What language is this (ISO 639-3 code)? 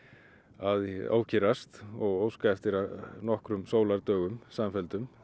isl